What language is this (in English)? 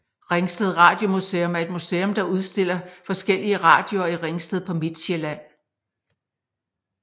Danish